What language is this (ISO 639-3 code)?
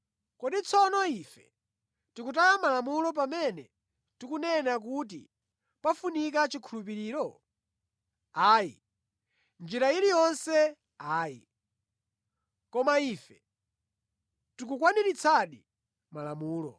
nya